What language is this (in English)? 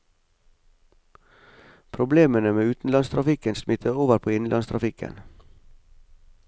Norwegian